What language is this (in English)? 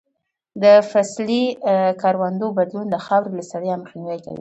Pashto